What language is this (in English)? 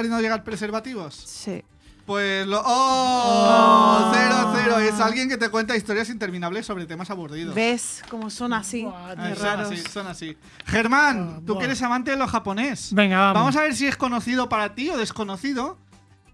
Spanish